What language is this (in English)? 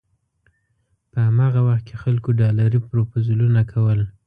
Pashto